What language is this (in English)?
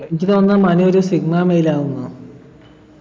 Malayalam